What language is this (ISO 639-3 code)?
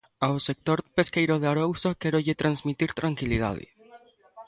glg